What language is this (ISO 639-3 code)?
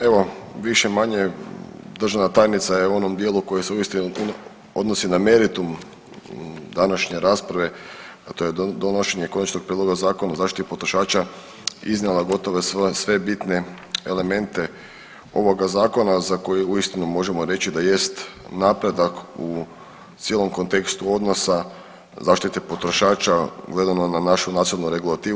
hrv